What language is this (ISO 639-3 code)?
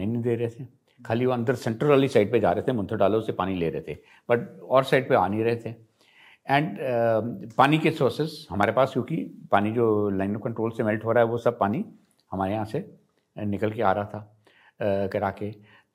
hin